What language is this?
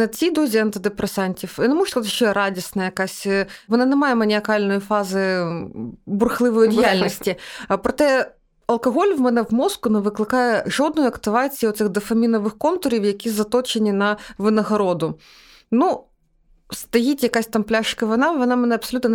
Ukrainian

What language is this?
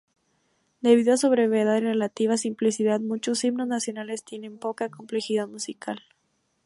Spanish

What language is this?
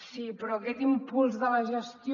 Catalan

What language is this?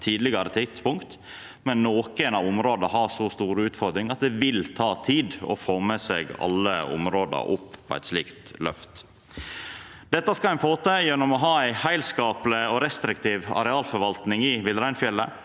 Norwegian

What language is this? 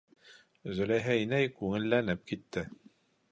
Bashkir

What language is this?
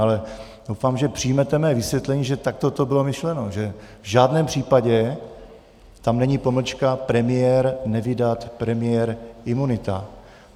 Czech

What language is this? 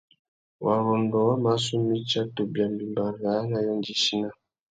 Tuki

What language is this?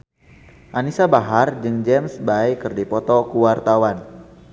Sundanese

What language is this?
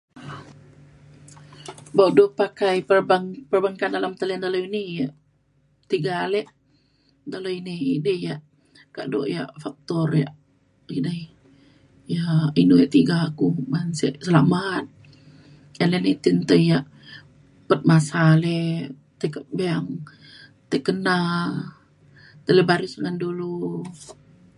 Mainstream Kenyah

